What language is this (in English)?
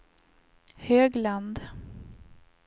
Swedish